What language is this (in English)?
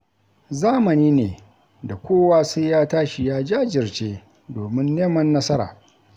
Hausa